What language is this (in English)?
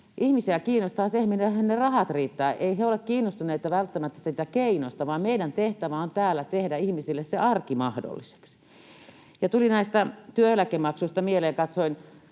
Finnish